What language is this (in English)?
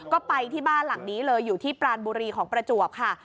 Thai